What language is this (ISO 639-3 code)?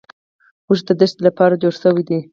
pus